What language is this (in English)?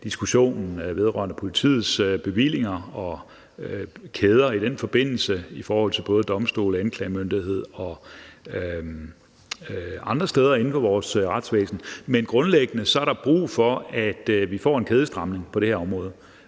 Danish